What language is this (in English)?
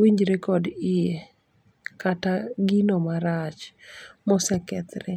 Luo (Kenya and Tanzania)